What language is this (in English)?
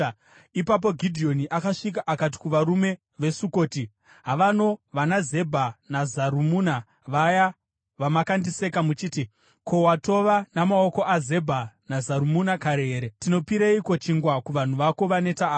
Shona